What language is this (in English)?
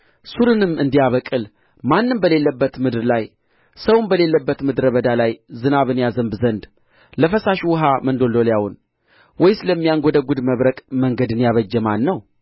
Amharic